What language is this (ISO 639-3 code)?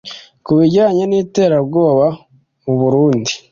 kin